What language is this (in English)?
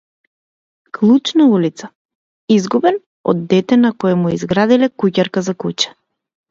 Macedonian